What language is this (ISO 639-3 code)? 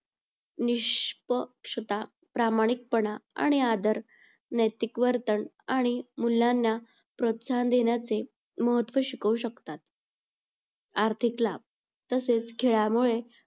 mar